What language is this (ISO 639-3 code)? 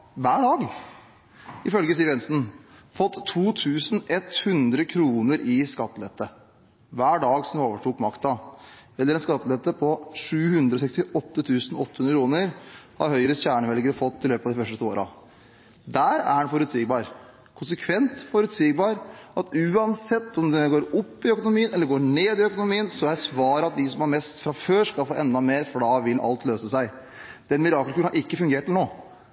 nob